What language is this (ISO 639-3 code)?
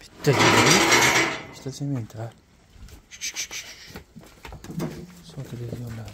tur